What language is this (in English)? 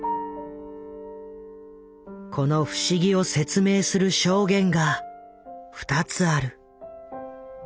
Japanese